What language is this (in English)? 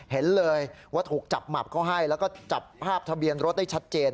Thai